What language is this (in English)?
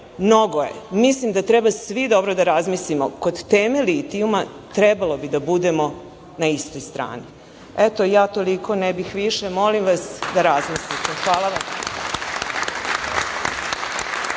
Serbian